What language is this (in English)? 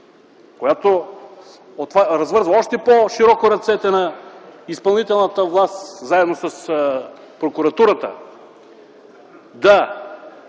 Bulgarian